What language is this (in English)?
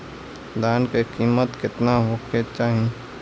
Bhojpuri